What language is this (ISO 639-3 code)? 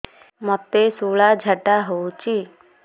ori